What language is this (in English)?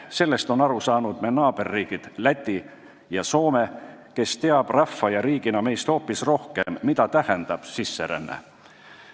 Estonian